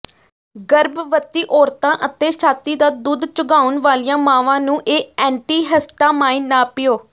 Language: Punjabi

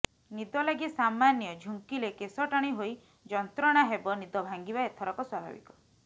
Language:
Odia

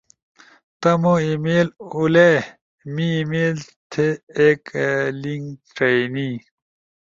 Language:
Ushojo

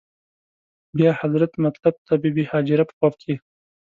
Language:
Pashto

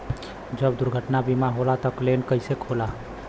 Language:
Bhojpuri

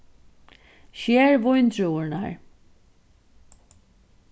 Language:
Faroese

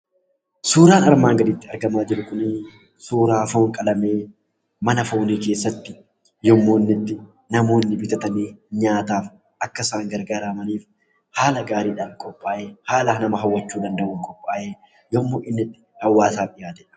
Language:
Oromo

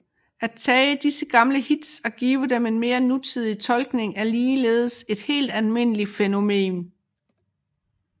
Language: Danish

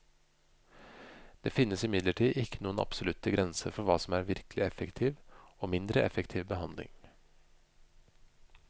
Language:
Norwegian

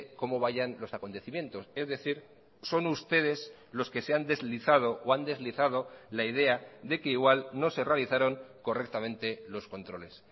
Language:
Spanish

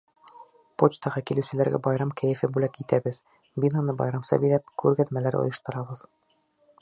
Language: Bashkir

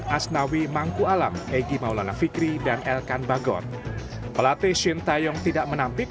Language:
Indonesian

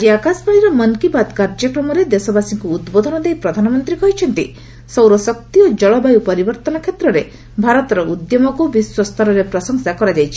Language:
Odia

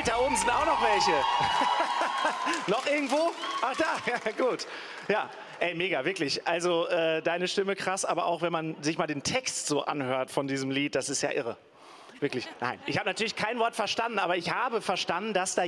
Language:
German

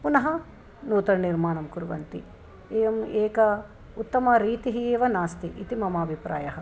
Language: Sanskrit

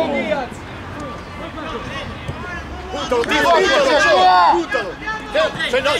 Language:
Italian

